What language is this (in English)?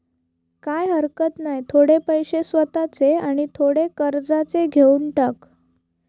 Marathi